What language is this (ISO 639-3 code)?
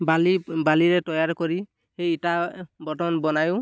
asm